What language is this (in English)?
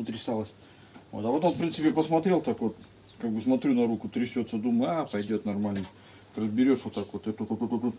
Russian